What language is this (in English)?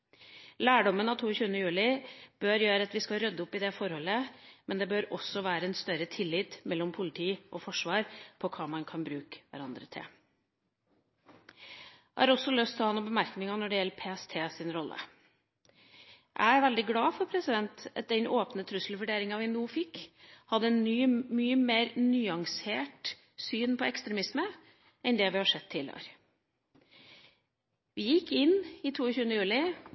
Norwegian Bokmål